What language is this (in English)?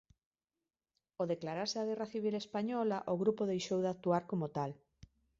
Galician